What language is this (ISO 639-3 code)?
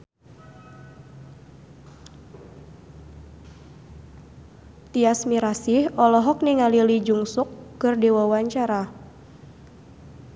sun